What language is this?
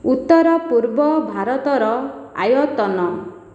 Odia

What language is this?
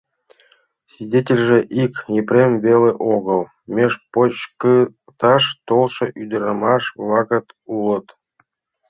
Mari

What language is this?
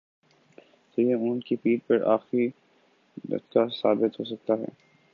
Urdu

